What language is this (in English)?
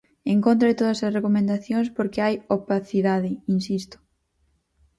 Galician